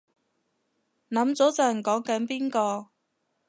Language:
Cantonese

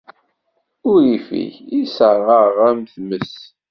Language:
Kabyle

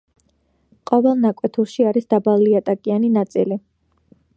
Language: Georgian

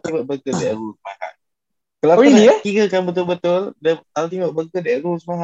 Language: Malay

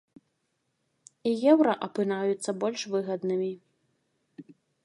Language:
Belarusian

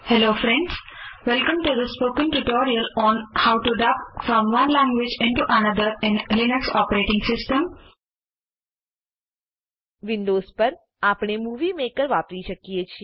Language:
Gujarati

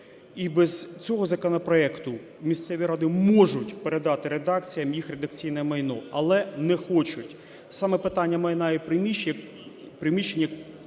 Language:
Ukrainian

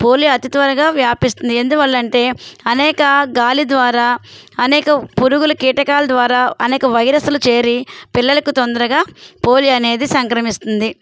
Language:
Telugu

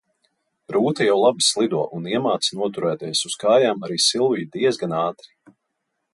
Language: Latvian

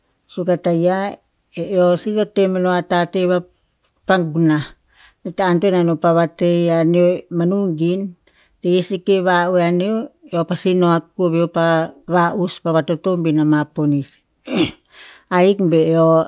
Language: Tinputz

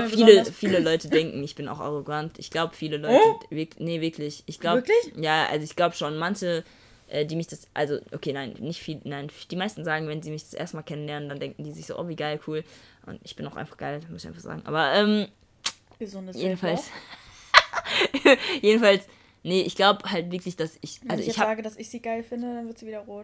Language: German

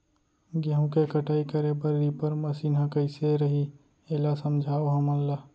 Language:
Chhattisgarhi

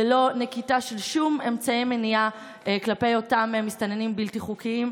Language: Hebrew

